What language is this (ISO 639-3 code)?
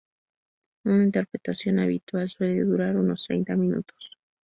spa